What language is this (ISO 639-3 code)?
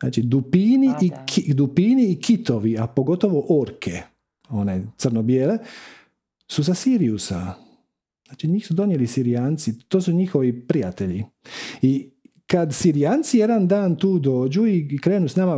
hrv